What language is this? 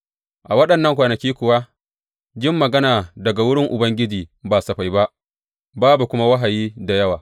Hausa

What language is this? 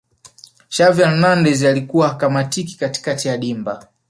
Swahili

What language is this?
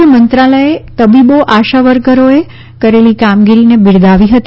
Gujarati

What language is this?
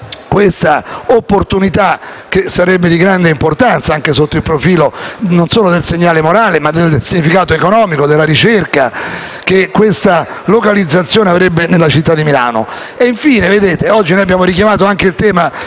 Italian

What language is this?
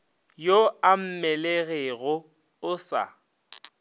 Northern Sotho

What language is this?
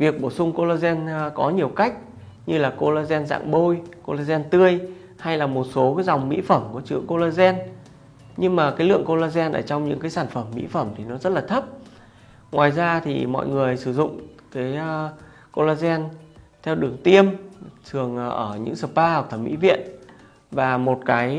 Vietnamese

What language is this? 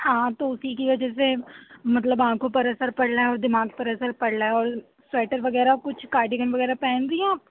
Urdu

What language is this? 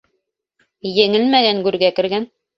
Bashkir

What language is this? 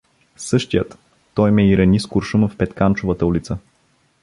Bulgarian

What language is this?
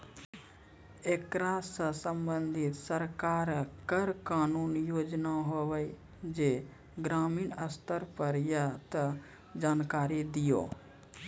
Maithili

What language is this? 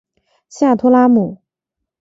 Chinese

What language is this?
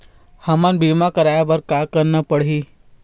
Chhattisgarhi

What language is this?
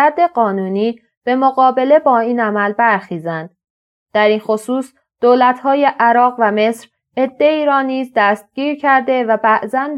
Persian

